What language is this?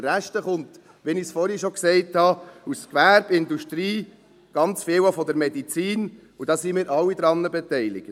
Swiss German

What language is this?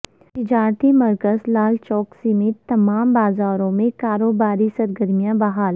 Urdu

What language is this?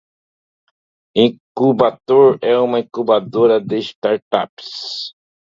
Portuguese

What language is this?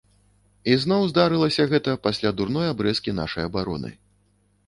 Belarusian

